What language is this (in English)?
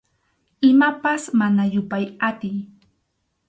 Arequipa-La Unión Quechua